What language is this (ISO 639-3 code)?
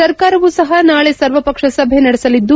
kan